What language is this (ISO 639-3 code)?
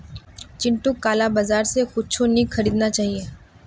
mag